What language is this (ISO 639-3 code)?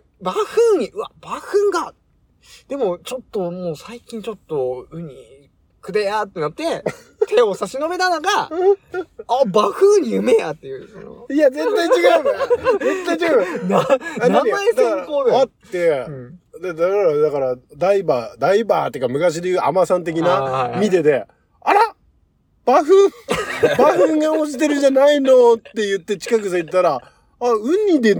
jpn